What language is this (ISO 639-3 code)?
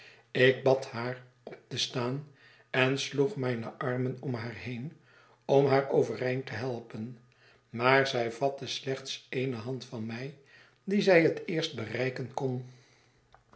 nld